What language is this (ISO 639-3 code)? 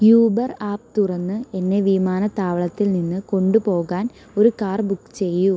mal